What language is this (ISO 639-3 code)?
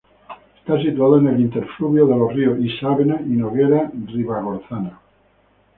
spa